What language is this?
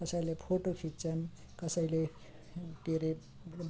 Nepali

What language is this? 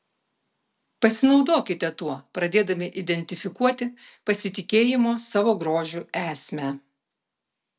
Lithuanian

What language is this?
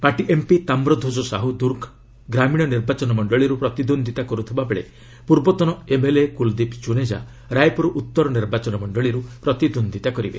Odia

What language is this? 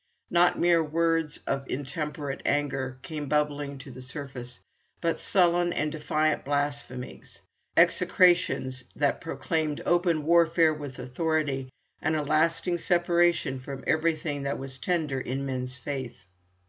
English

